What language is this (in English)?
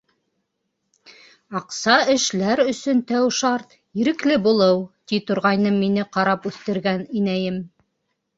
Bashkir